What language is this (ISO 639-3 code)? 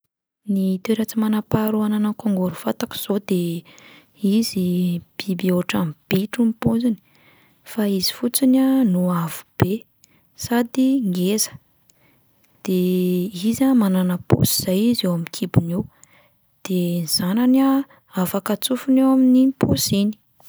mlg